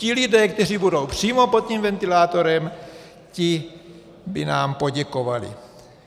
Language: Czech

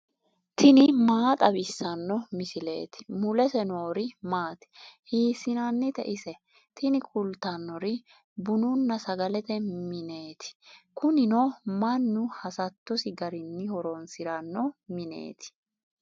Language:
Sidamo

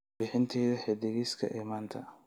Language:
Somali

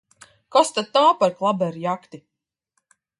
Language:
Latvian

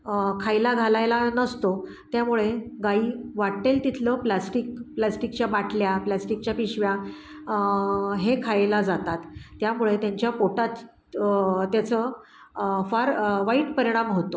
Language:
Marathi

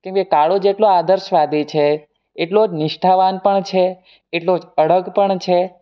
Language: Gujarati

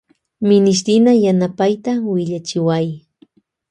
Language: Loja Highland Quichua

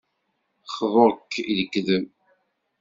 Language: Kabyle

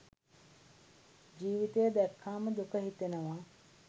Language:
Sinhala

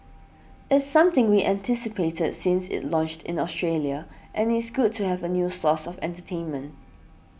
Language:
English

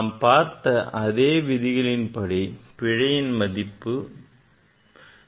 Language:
Tamil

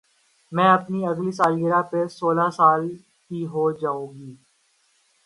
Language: Urdu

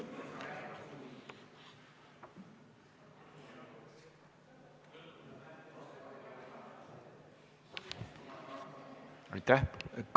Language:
Estonian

